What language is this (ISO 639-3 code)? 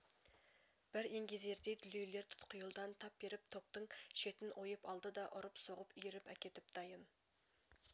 kaz